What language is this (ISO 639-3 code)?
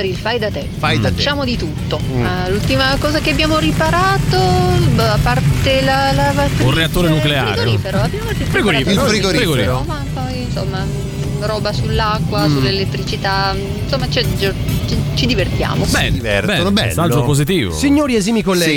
ita